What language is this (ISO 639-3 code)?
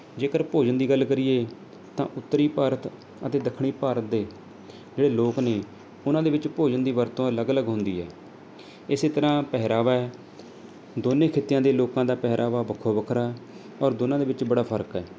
pan